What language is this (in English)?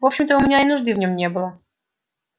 Russian